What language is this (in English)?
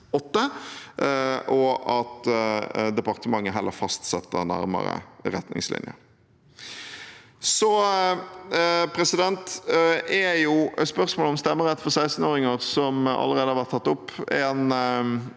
Norwegian